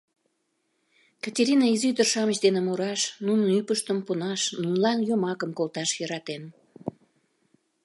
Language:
Mari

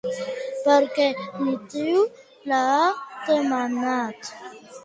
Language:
Catalan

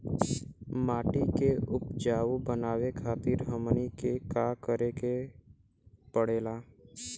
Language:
Bhojpuri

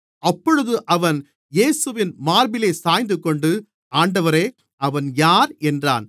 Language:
Tamil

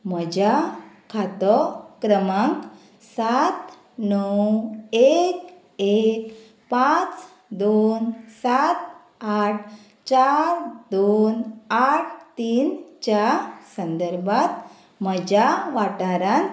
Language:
Konkani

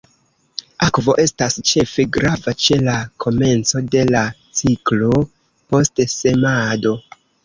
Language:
Esperanto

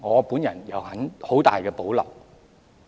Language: Cantonese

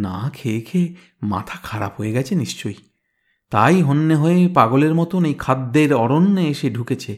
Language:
Bangla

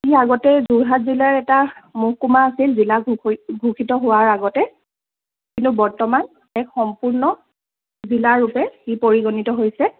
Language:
Assamese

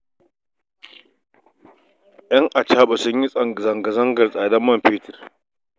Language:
Hausa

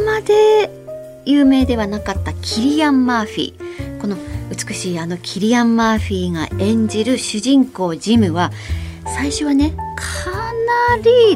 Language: Japanese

